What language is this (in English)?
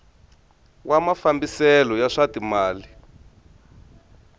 Tsonga